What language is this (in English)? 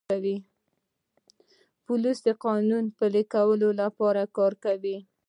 Pashto